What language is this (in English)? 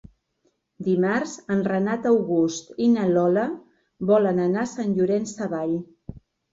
Catalan